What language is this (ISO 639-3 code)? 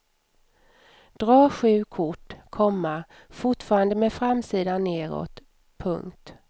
swe